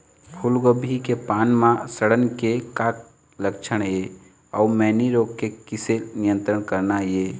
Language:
Chhattisgarhi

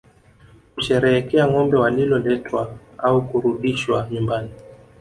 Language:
Swahili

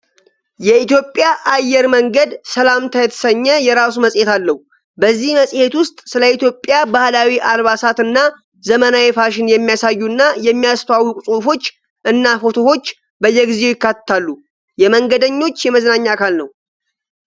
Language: Amharic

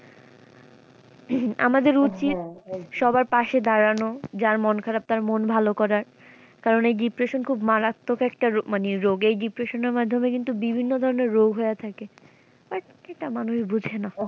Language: Bangla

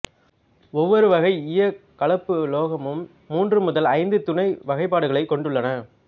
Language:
Tamil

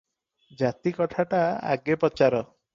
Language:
Odia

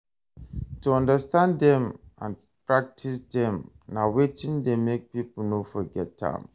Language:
Nigerian Pidgin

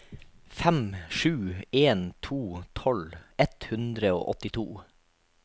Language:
Norwegian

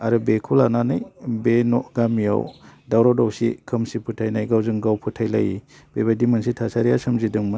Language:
Bodo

